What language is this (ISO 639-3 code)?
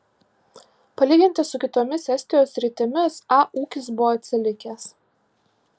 lit